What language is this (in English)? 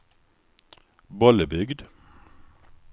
Swedish